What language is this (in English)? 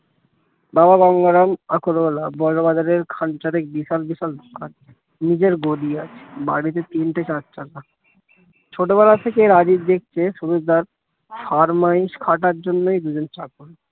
Bangla